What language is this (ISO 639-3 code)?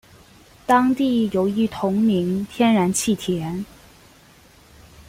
zho